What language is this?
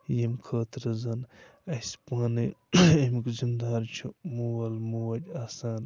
Kashmiri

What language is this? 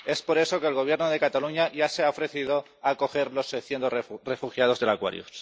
Spanish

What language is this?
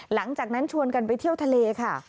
Thai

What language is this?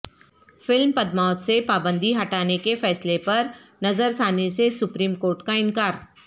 Urdu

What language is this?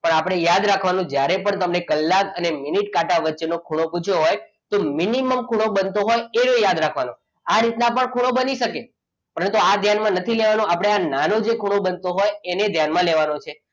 Gujarati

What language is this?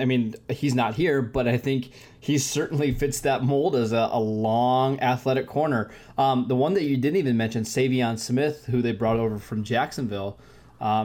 English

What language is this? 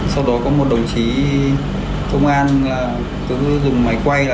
Vietnamese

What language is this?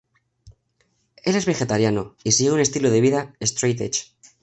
Spanish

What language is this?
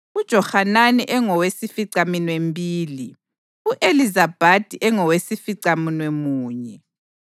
North Ndebele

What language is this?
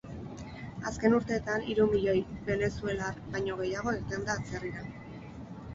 Basque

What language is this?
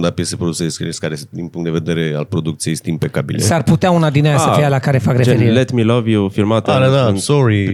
Romanian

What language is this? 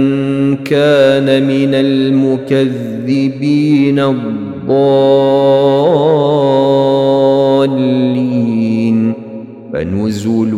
Arabic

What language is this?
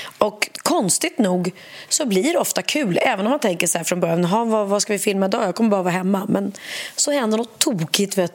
Swedish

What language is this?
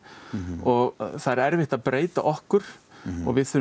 Icelandic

